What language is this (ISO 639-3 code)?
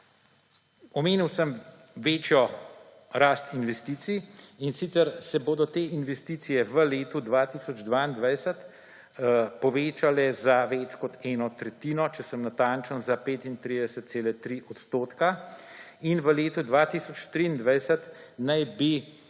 slv